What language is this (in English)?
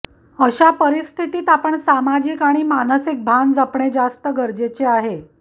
Marathi